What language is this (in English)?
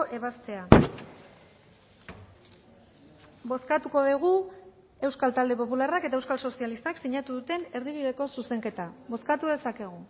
Basque